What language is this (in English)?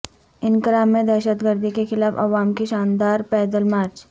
Urdu